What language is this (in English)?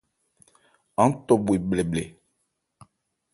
Ebrié